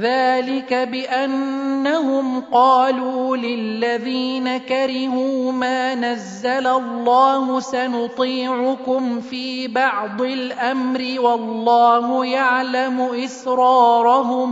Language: Arabic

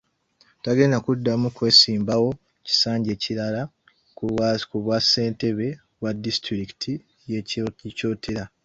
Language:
Ganda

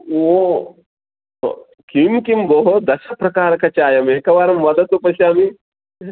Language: Sanskrit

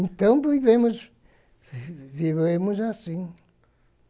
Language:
Portuguese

